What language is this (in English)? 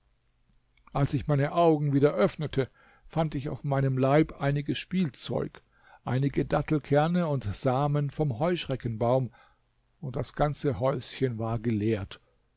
German